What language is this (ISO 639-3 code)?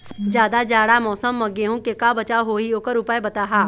hne